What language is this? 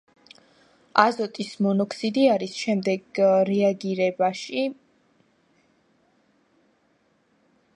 Georgian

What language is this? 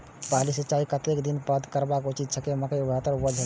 Maithili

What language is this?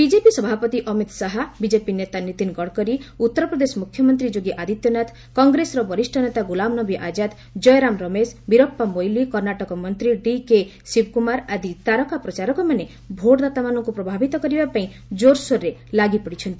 Odia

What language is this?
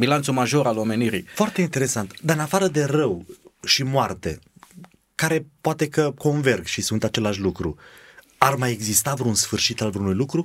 Romanian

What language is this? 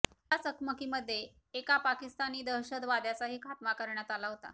Marathi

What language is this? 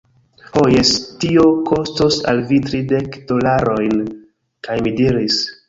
Esperanto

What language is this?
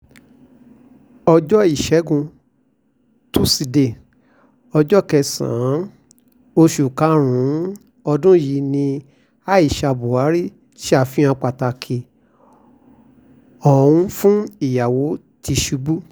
Yoruba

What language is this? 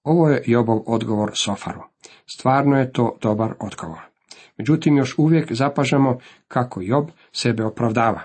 Croatian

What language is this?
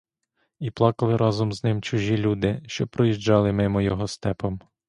Ukrainian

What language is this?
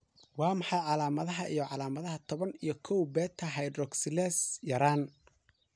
Somali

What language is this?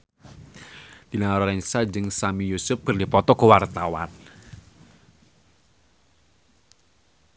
Sundanese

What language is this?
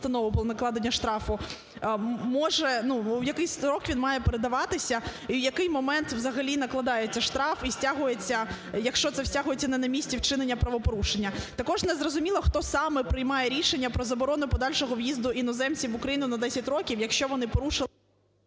Ukrainian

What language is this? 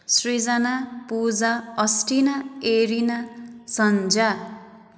Nepali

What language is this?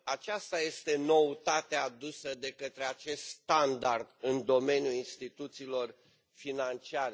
Romanian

